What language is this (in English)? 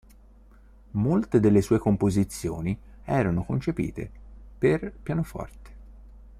Italian